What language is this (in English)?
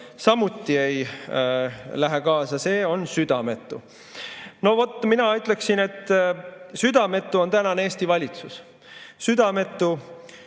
Estonian